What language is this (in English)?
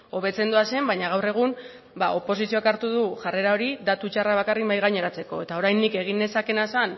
Basque